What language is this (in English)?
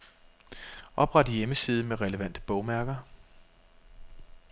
Danish